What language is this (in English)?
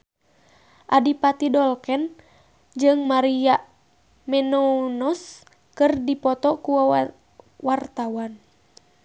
Sundanese